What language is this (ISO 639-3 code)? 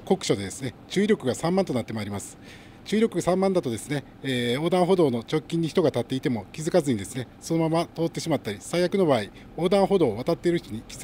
jpn